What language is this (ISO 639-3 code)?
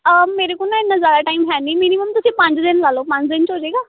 pan